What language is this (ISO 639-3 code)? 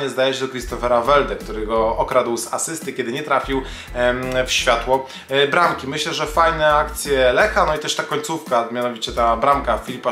pol